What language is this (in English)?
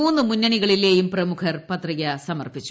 Malayalam